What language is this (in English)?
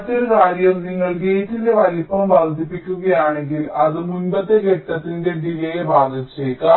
Malayalam